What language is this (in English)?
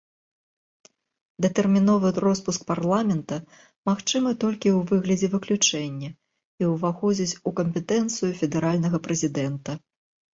Belarusian